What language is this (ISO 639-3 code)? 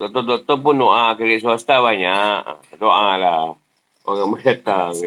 msa